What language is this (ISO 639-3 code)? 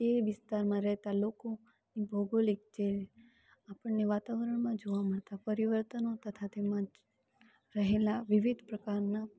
guj